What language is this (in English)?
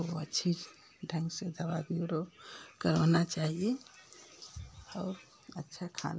Hindi